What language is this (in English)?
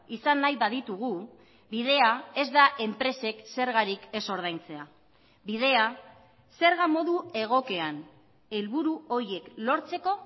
Basque